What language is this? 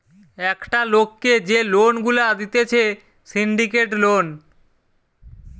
Bangla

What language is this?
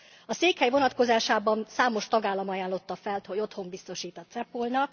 Hungarian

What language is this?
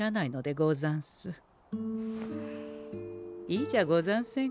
Japanese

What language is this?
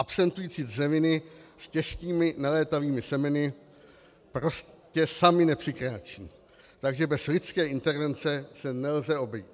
Czech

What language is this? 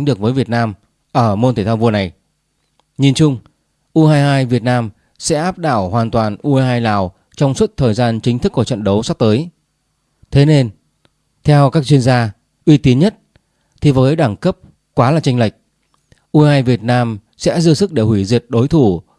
Vietnamese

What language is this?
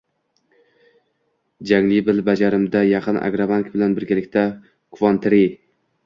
Uzbek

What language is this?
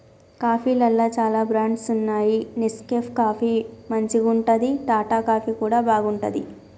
Telugu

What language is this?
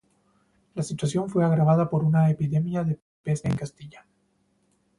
Spanish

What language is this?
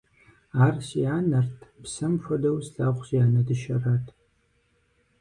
Kabardian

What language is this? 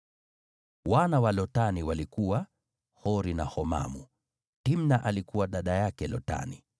Swahili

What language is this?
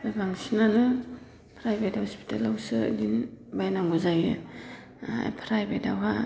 Bodo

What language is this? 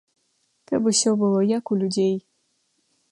Belarusian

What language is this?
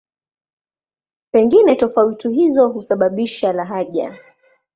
Swahili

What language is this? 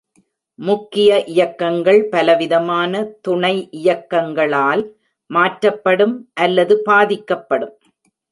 Tamil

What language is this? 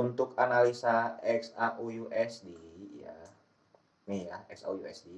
Indonesian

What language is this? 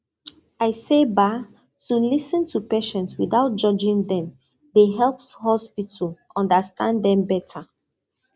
Nigerian Pidgin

